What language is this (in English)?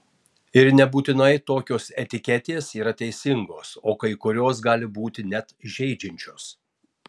Lithuanian